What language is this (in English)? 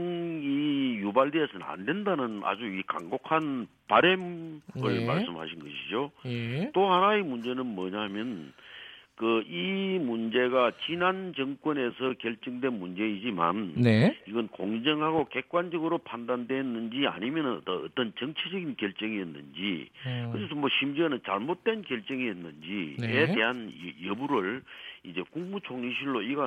Korean